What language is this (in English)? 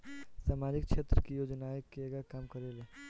Bhojpuri